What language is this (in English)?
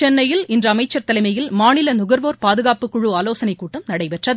Tamil